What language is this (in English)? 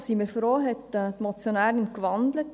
Swiss German